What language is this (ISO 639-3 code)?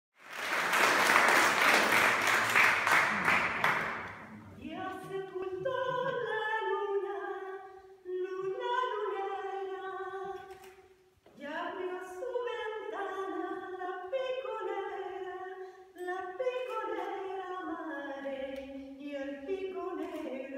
ukr